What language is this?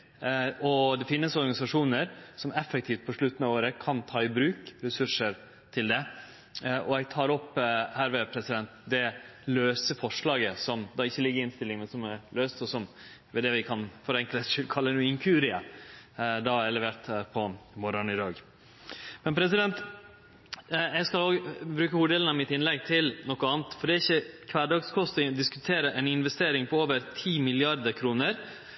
Norwegian Nynorsk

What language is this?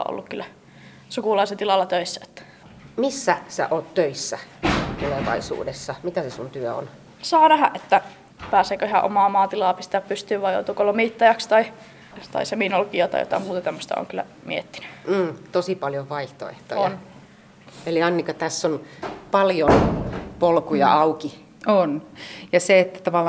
Finnish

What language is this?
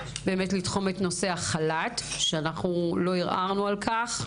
Hebrew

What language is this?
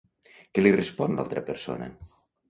Catalan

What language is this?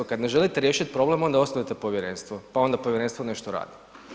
Croatian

